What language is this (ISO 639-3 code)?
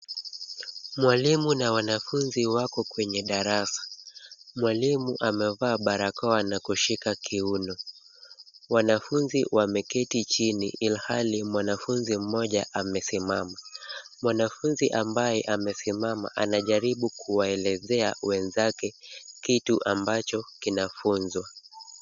swa